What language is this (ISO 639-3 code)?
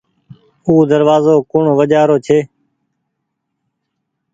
gig